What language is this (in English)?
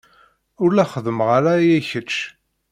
Kabyle